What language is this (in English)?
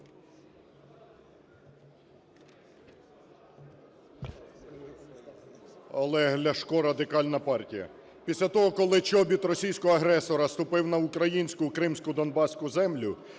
Ukrainian